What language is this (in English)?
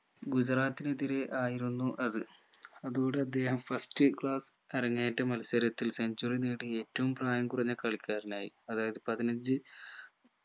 Malayalam